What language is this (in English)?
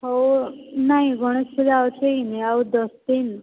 Odia